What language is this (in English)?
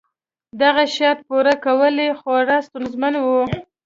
Pashto